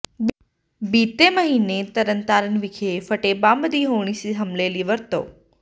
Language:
Punjabi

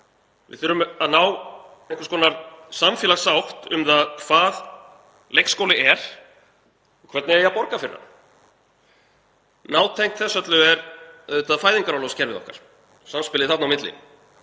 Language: Icelandic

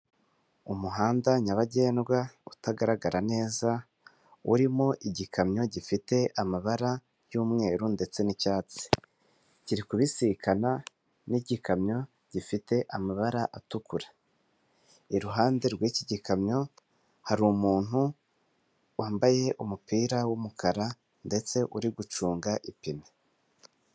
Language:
Kinyarwanda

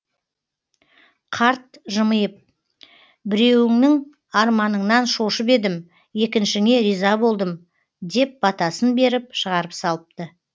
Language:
Kazakh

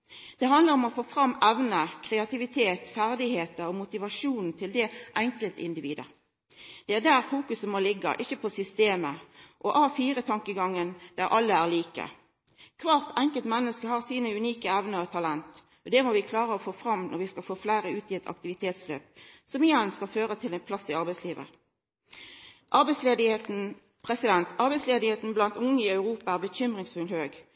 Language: Norwegian Nynorsk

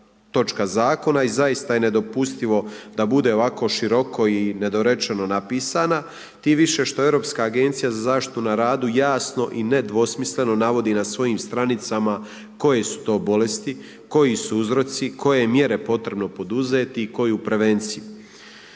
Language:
Croatian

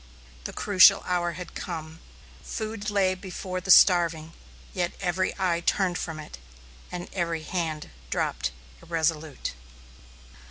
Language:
English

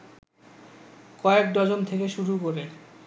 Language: Bangla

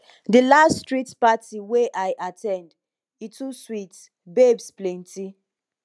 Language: Nigerian Pidgin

